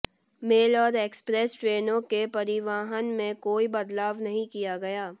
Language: Hindi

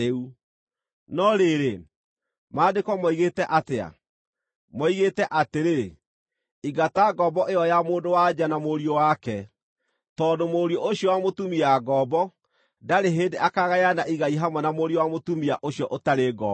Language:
Kikuyu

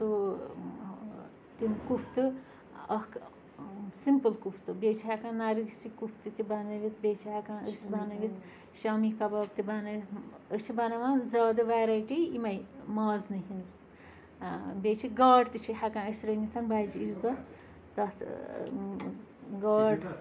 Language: Kashmiri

